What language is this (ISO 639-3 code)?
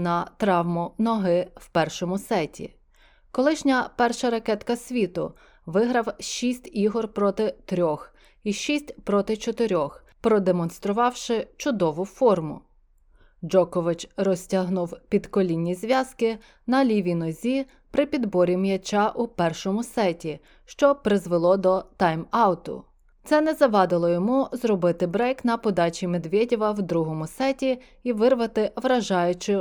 ukr